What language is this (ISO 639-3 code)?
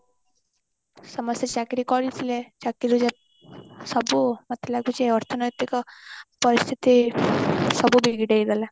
ori